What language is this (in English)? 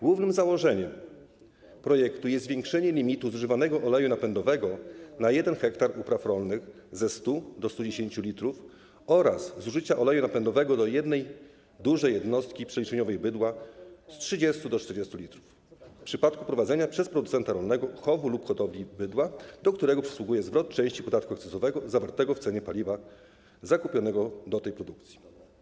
Polish